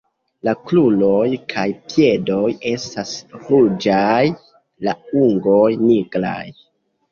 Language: Esperanto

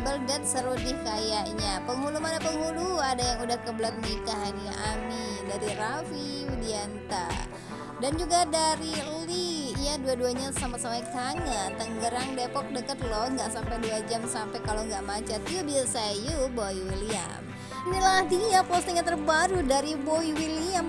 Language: Indonesian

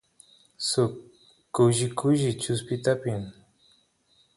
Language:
Santiago del Estero Quichua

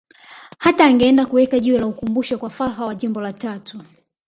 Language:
Swahili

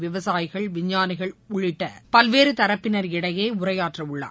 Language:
Tamil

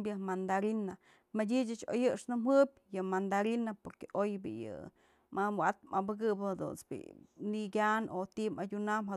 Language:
Mazatlán Mixe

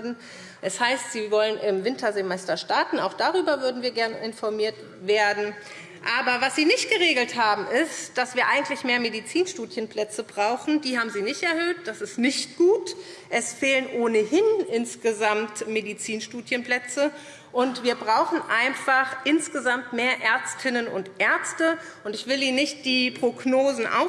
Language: German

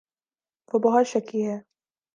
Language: Urdu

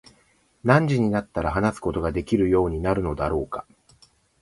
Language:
Japanese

